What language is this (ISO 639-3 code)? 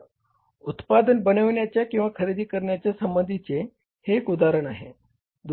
mar